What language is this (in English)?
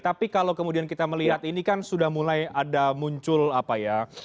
Indonesian